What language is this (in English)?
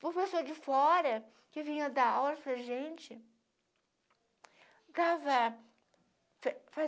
Portuguese